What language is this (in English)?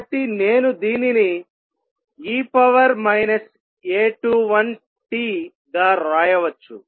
Telugu